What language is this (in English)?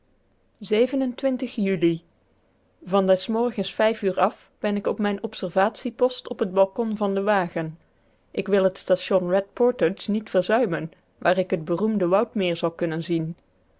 Dutch